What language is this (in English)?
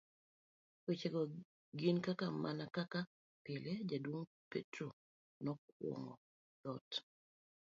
Luo (Kenya and Tanzania)